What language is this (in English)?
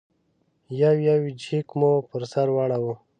Pashto